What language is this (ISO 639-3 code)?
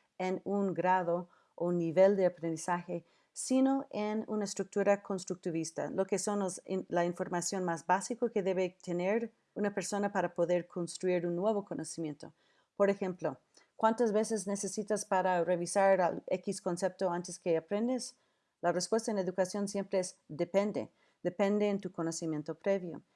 spa